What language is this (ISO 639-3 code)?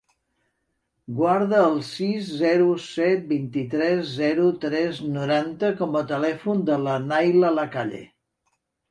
cat